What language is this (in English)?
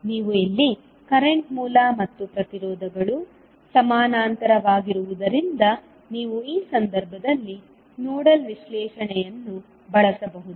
Kannada